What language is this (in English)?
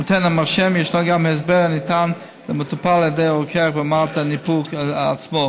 Hebrew